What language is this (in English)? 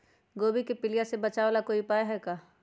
Magahi